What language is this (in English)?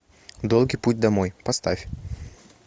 Russian